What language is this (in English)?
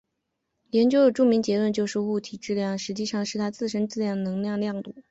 Chinese